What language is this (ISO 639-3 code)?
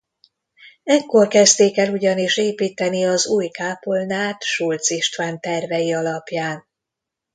hun